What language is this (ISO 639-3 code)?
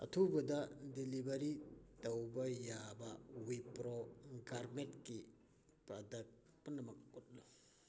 mni